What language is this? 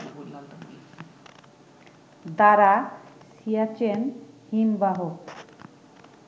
Bangla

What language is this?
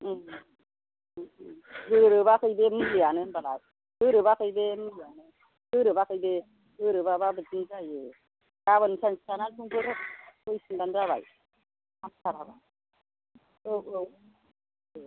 Bodo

